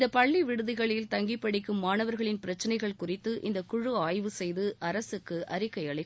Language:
Tamil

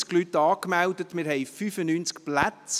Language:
Swiss German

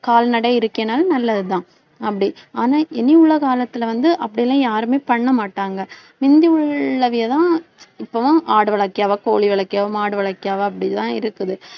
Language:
Tamil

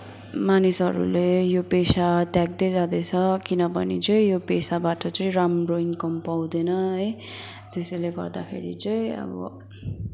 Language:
Nepali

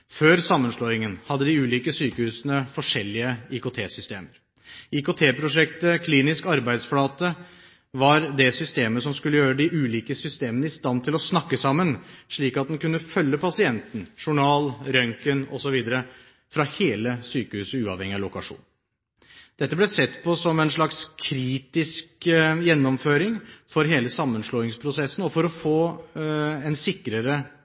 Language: Norwegian Bokmål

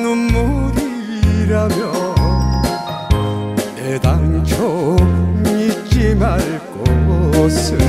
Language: Turkish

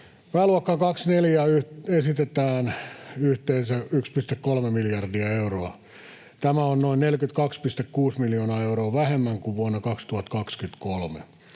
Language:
Finnish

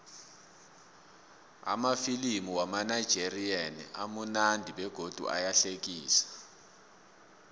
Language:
South Ndebele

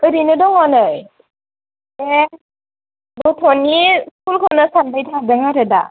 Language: Bodo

